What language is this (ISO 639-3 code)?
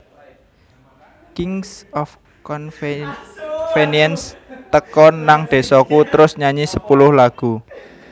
jav